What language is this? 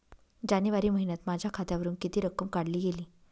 Marathi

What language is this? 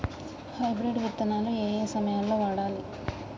Telugu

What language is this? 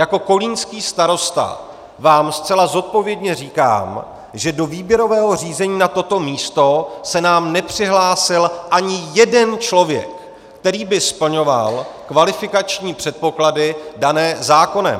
Czech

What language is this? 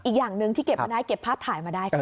Thai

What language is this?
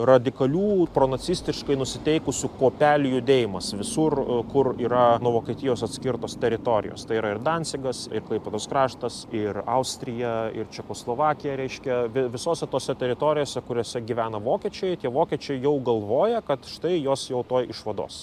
Lithuanian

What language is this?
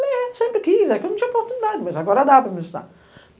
Portuguese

